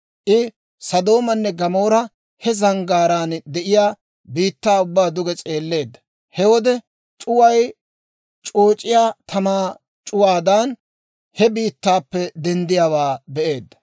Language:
Dawro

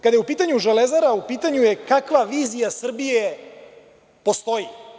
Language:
Serbian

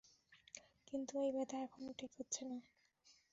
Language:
Bangla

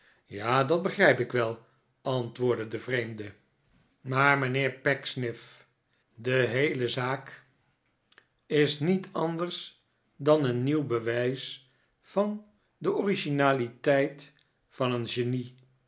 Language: Dutch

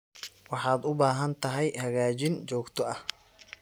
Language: Somali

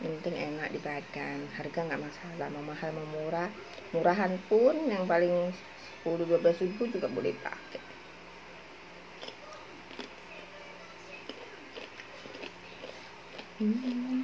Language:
Indonesian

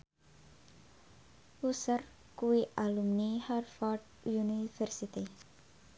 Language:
Javanese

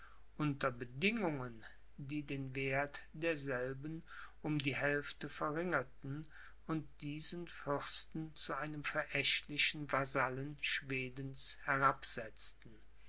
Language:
German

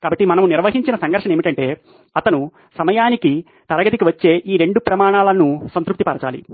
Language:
Telugu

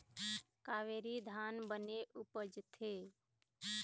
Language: Chhattisgarhi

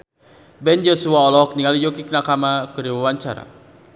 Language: Sundanese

